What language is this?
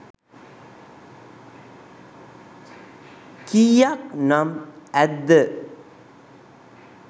Sinhala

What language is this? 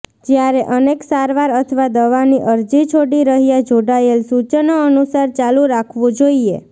Gujarati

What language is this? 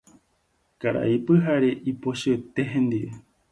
Guarani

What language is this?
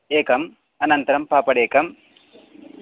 Sanskrit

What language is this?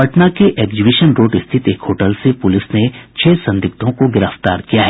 Hindi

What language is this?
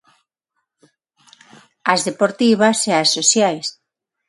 Galician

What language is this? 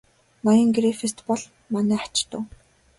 Mongolian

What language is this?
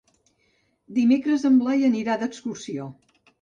Catalan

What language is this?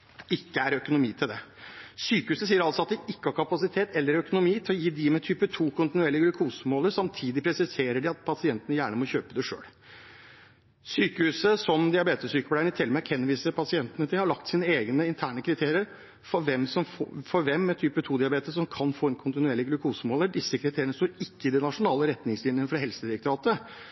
Norwegian Bokmål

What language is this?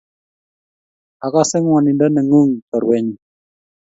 Kalenjin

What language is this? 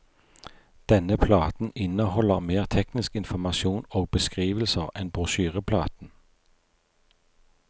Norwegian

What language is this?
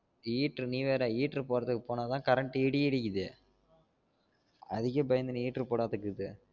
Tamil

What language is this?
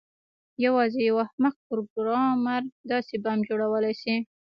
Pashto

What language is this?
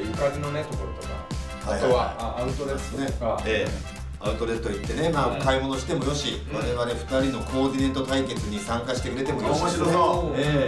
Japanese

